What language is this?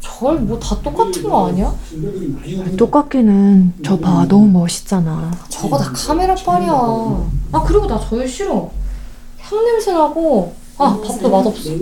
Korean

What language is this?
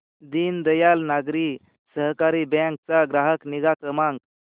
Marathi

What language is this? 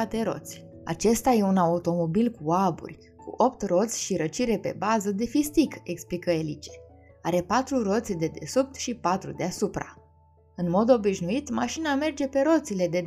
Romanian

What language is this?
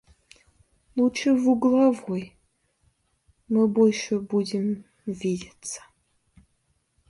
Russian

